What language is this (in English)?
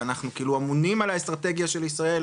Hebrew